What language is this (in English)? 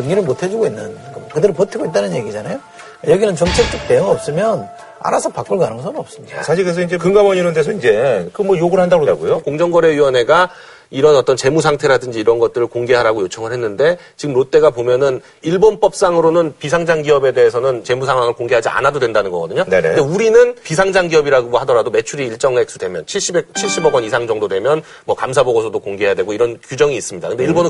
Korean